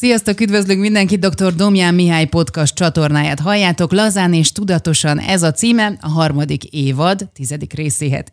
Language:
Hungarian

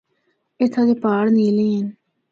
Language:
Northern Hindko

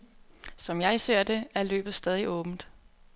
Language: Danish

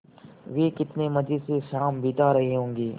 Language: Hindi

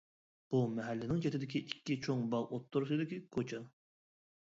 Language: Uyghur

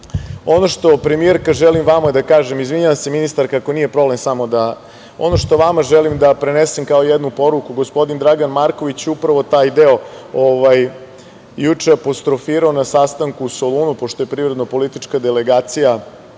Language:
Serbian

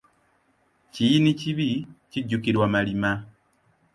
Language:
Ganda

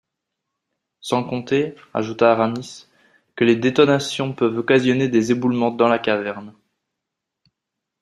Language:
French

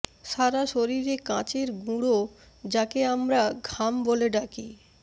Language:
Bangla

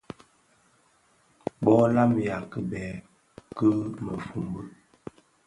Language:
Bafia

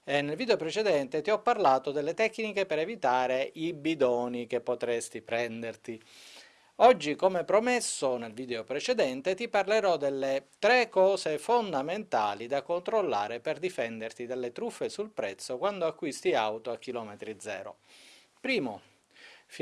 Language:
Italian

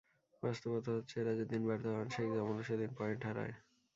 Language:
Bangla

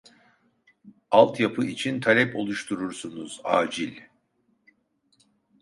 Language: Turkish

